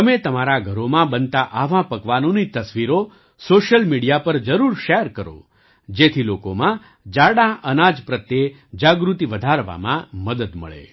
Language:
Gujarati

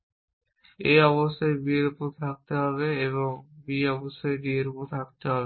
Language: Bangla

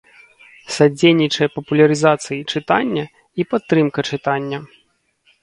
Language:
Belarusian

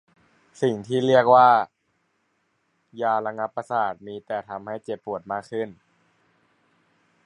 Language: Thai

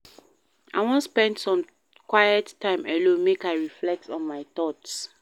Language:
Nigerian Pidgin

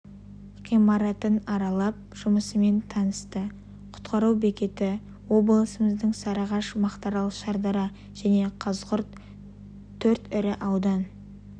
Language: Kazakh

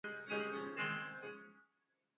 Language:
Swahili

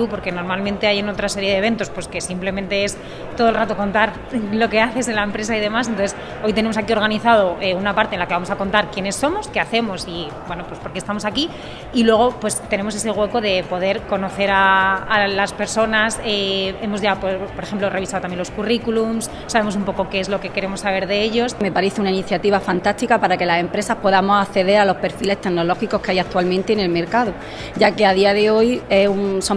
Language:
Spanish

